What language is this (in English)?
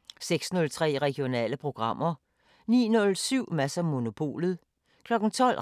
Danish